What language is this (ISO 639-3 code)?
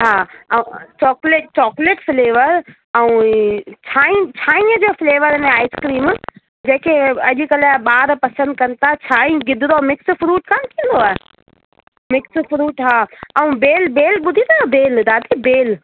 snd